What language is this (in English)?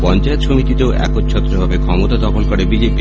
Bangla